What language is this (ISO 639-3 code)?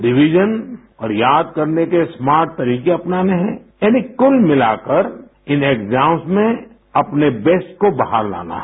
hin